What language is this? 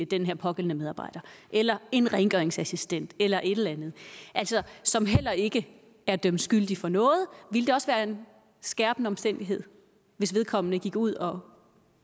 Danish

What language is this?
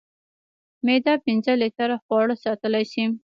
Pashto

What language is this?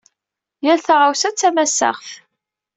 Kabyle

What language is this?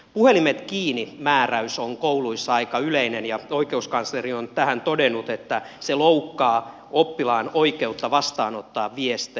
Finnish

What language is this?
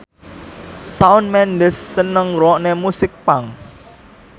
Javanese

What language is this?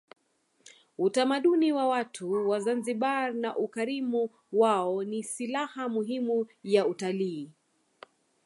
Swahili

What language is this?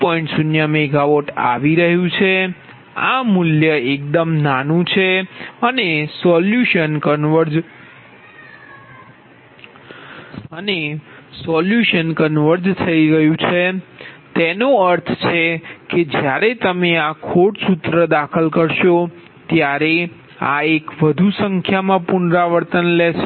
Gujarati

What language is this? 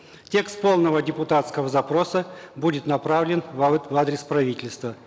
Kazakh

